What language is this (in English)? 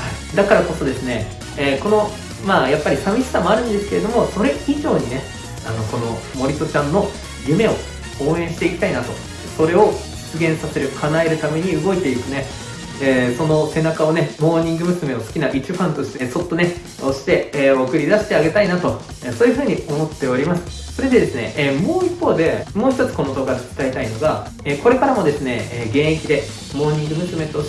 Japanese